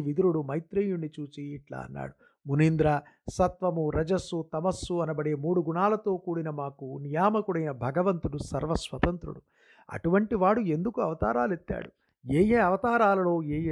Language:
Telugu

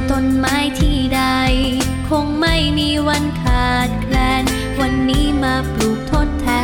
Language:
Thai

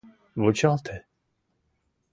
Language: Mari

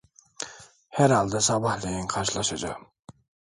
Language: Turkish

